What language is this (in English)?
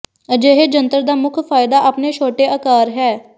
Punjabi